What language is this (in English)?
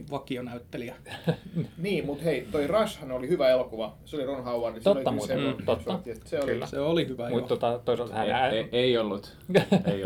Finnish